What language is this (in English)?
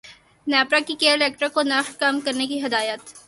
Urdu